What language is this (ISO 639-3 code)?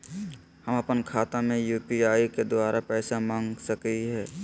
mag